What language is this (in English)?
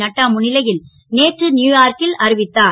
Tamil